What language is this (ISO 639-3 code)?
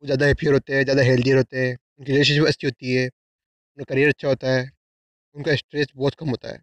hin